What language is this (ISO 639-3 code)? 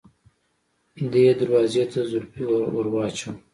pus